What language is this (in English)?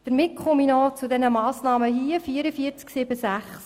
Swiss German